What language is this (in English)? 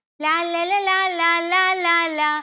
Malayalam